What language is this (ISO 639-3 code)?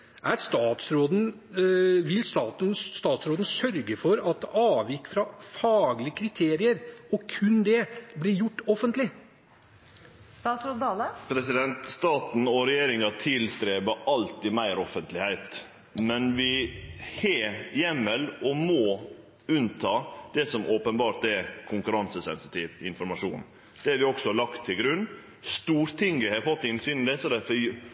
nor